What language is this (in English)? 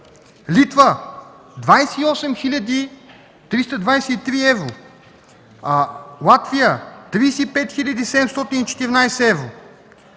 Bulgarian